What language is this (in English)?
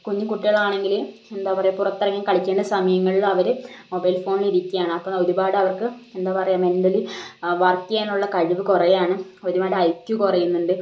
Malayalam